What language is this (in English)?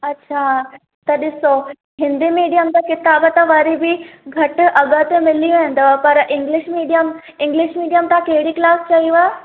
Sindhi